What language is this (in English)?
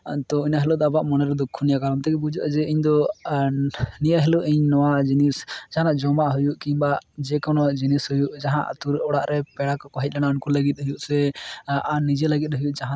Santali